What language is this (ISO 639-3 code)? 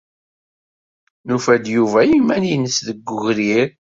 kab